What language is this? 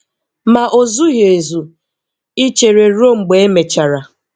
Igbo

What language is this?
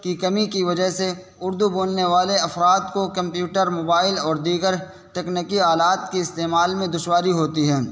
Urdu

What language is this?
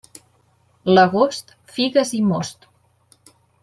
Catalan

